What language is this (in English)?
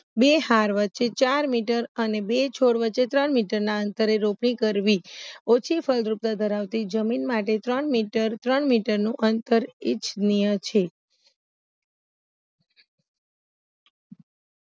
Gujarati